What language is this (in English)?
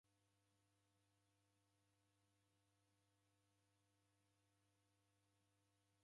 Taita